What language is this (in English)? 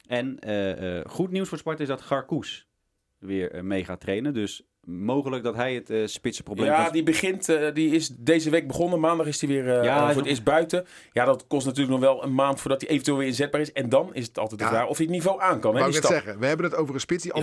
Dutch